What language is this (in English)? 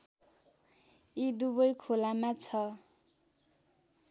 Nepali